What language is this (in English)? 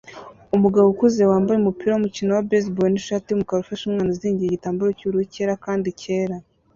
Kinyarwanda